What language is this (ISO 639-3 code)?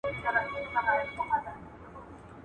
pus